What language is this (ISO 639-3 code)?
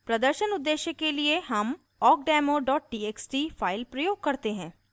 hin